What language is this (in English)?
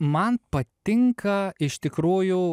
Lithuanian